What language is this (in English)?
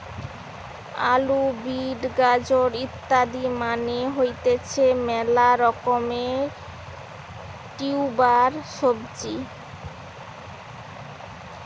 Bangla